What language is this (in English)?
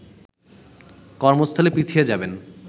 Bangla